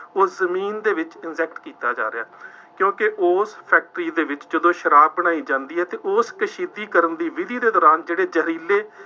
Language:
Punjabi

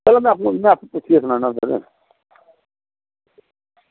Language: Dogri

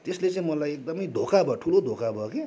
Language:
Nepali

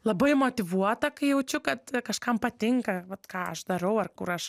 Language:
Lithuanian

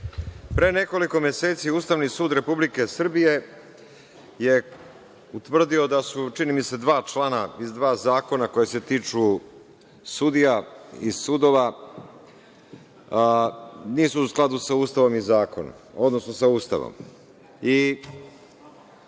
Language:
Serbian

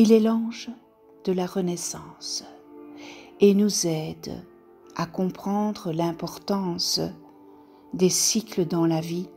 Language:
French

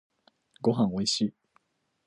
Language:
Japanese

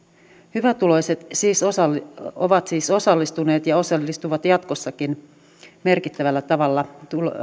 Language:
Finnish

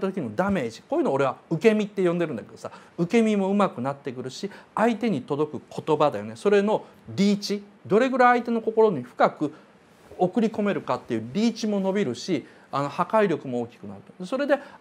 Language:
Japanese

